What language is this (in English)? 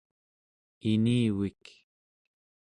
Central Yupik